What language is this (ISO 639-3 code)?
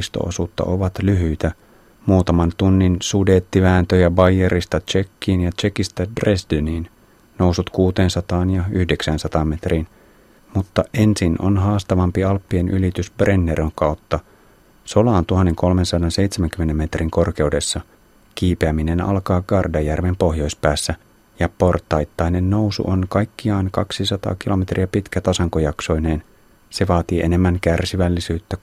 fin